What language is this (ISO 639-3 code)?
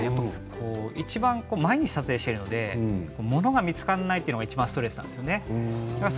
jpn